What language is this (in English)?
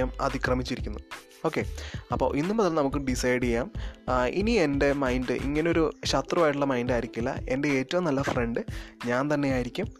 Malayalam